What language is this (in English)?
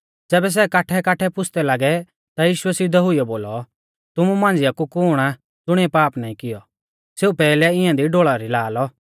Mahasu Pahari